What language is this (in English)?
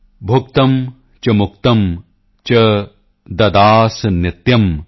Punjabi